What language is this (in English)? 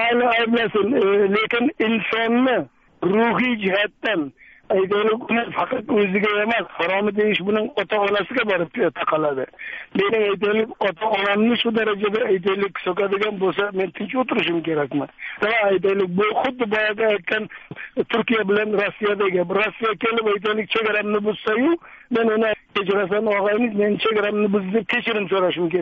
Turkish